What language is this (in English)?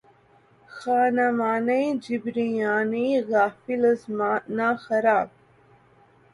Urdu